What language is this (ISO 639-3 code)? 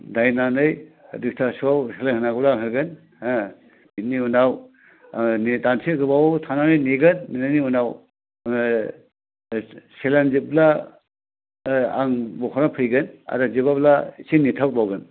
brx